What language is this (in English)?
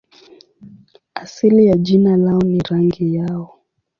Swahili